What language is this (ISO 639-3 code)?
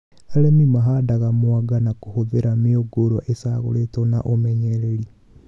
kik